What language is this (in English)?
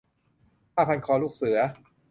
Thai